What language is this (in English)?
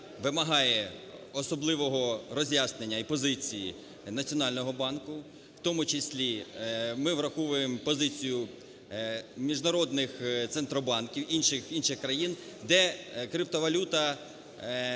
Ukrainian